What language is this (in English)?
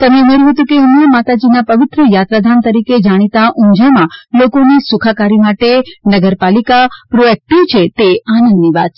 Gujarati